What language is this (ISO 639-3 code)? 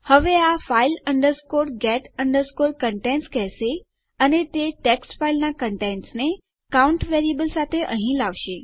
guj